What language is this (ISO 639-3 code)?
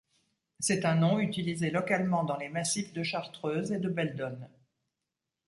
fra